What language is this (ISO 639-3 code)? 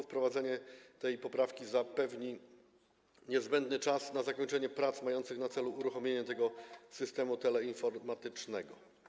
pol